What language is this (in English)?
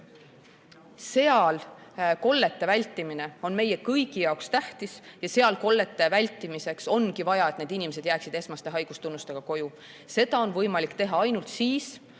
Estonian